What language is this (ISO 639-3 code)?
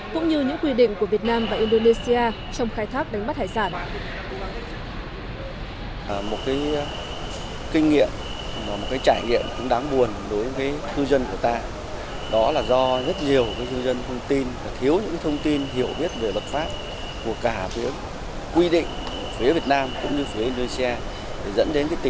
vie